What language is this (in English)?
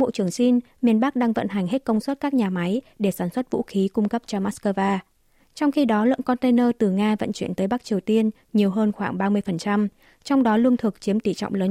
Vietnamese